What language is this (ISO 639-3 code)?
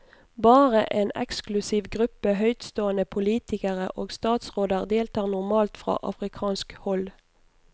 nor